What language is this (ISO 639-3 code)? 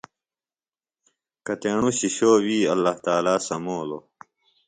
phl